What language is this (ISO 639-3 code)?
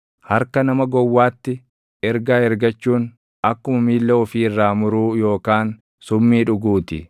orm